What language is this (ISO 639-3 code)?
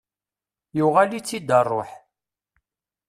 kab